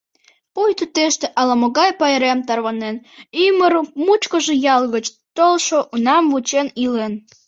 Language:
Mari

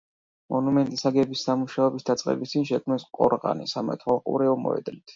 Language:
Georgian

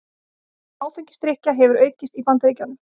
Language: Icelandic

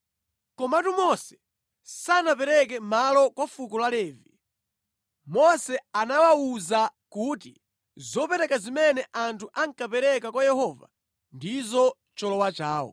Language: Nyanja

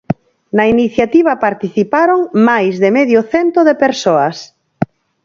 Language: Galician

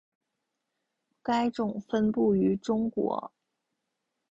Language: Chinese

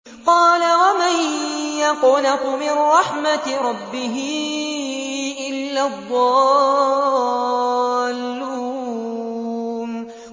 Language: Arabic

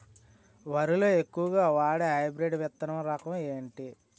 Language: Telugu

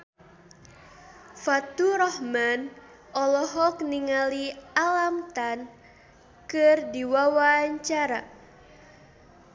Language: Sundanese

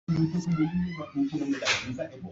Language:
Swahili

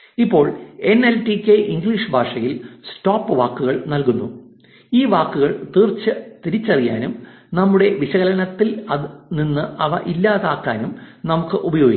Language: Malayalam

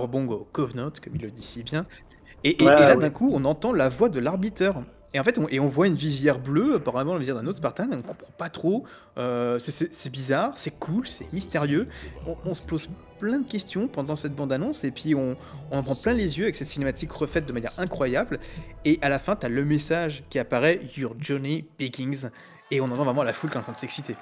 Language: French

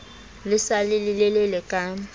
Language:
Southern Sotho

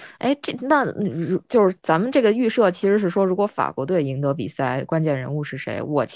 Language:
Chinese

